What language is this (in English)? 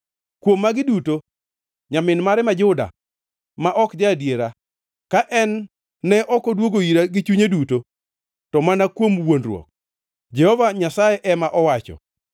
Luo (Kenya and Tanzania)